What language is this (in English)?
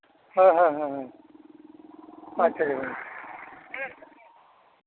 Santali